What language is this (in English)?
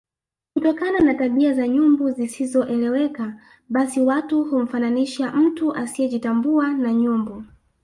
Swahili